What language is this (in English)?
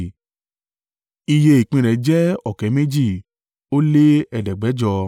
Yoruba